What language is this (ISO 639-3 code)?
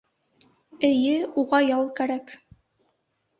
bak